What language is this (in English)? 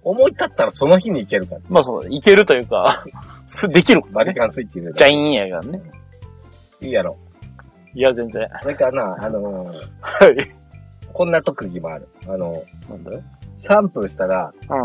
Japanese